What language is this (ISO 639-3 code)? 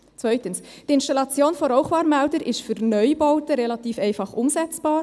gsw